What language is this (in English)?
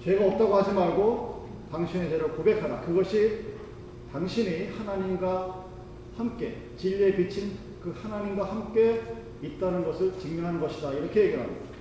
Korean